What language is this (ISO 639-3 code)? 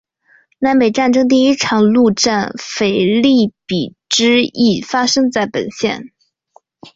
zho